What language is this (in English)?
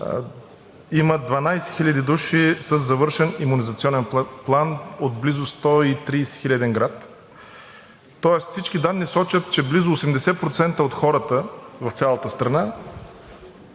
Bulgarian